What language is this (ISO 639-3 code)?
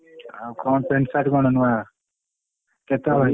ori